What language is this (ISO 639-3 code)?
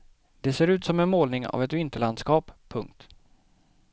swe